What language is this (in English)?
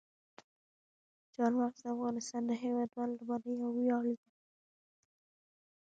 Pashto